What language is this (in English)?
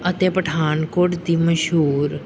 Punjabi